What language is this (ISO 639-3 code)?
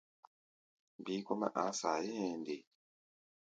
gba